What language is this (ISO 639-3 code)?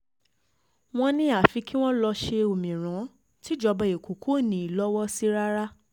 yor